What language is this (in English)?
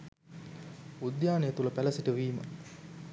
Sinhala